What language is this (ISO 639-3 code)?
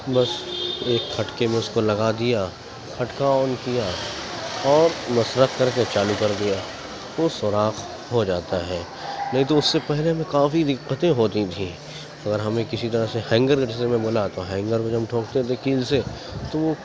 urd